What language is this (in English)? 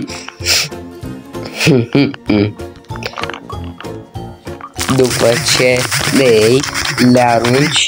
Romanian